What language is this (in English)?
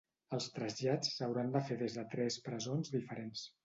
Catalan